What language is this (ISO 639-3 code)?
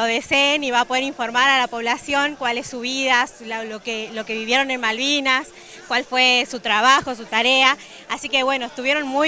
spa